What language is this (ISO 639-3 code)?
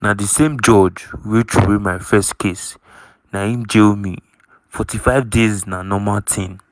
pcm